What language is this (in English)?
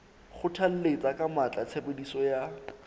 Southern Sotho